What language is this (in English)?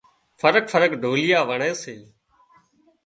Wadiyara Koli